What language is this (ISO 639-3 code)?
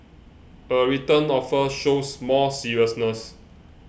eng